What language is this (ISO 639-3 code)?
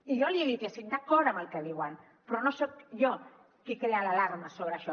cat